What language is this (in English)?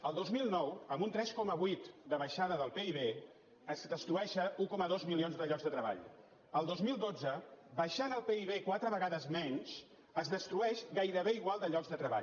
Catalan